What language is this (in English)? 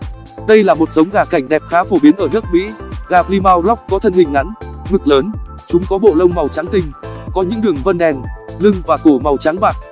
Vietnamese